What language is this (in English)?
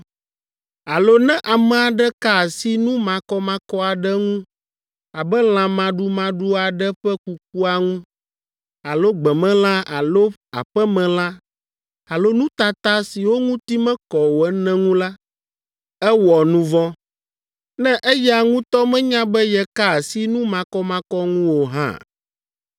Ewe